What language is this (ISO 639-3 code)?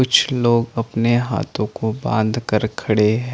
hin